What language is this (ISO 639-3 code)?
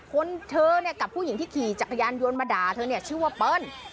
tha